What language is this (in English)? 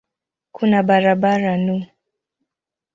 Swahili